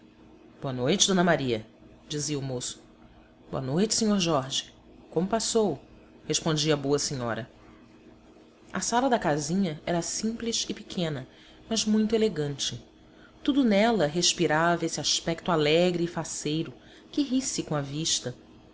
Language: Portuguese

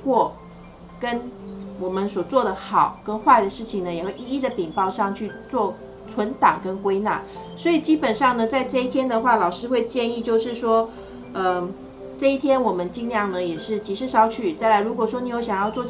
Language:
Chinese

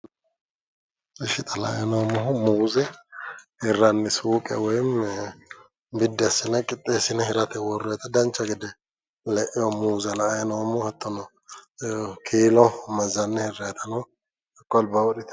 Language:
Sidamo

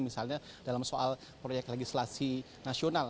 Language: Indonesian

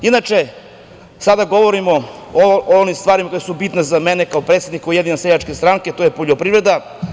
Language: Serbian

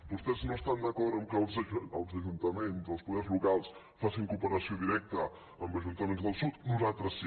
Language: Catalan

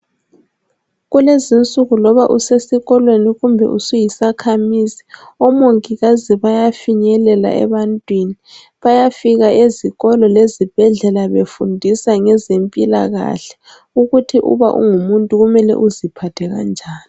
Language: North Ndebele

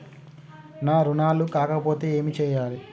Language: Telugu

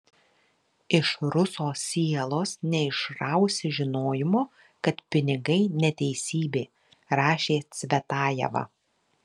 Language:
Lithuanian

